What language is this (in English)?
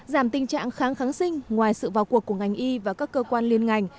Vietnamese